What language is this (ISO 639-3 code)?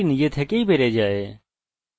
ben